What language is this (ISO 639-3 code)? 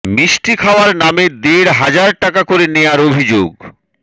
ben